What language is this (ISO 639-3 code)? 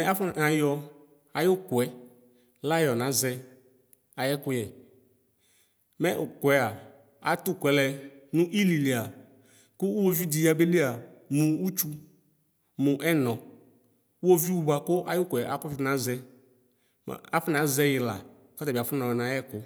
kpo